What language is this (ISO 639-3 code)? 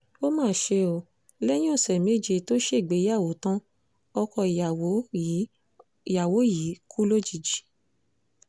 yor